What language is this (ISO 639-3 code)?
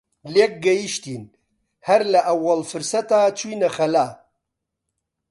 ckb